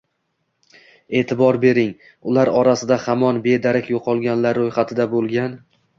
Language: Uzbek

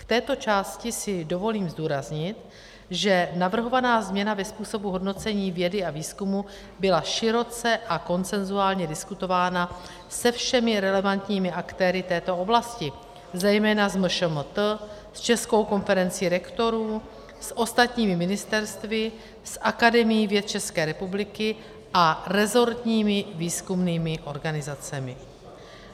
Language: Czech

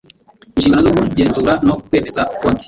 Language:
Kinyarwanda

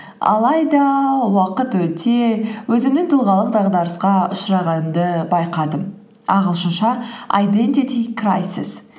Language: Kazakh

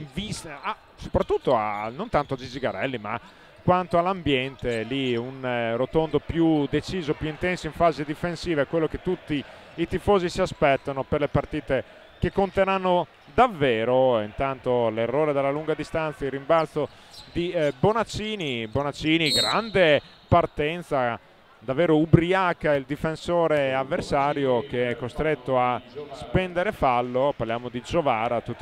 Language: Italian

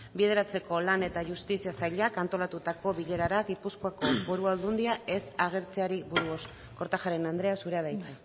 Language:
Basque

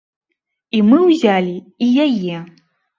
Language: Belarusian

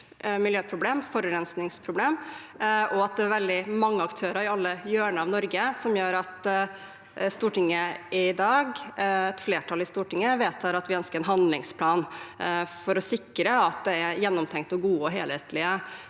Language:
Norwegian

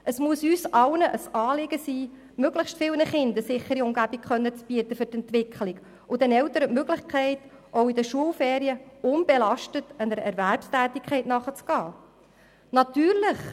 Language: Swiss German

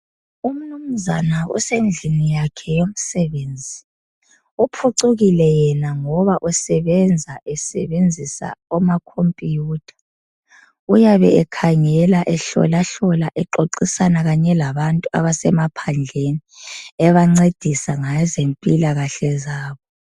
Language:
North Ndebele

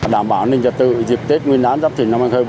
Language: Vietnamese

